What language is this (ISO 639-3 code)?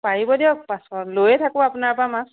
asm